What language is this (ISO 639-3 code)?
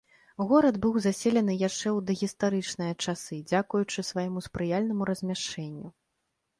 bel